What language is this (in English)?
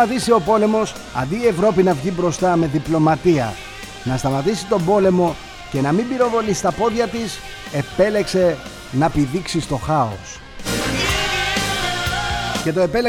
Greek